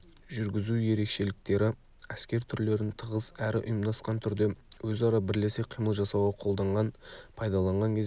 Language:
Kazakh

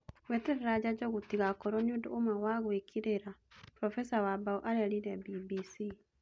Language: Kikuyu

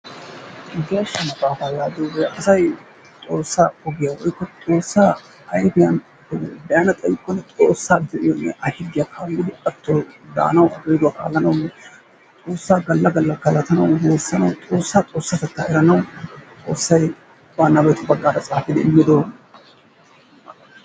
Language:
Wolaytta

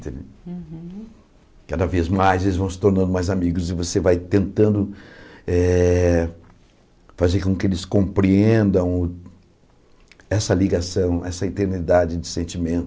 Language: Portuguese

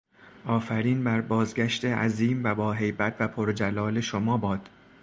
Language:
Persian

